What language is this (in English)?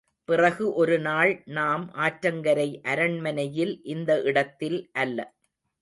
Tamil